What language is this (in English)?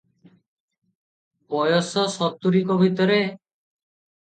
Odia